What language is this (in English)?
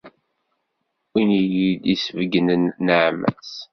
Kabyle